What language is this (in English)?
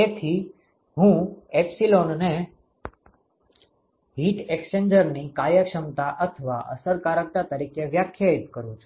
Gujarati